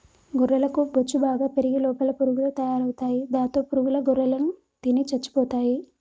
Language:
Telugu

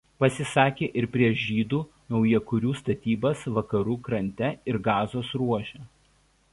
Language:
Lithuanian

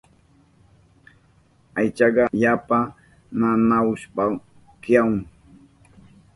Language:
Southern Pastaza Quechua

